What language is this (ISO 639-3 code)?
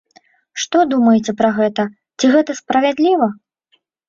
bel